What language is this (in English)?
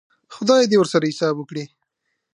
Pashto